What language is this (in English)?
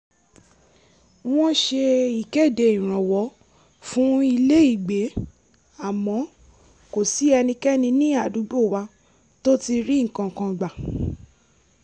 Yoruba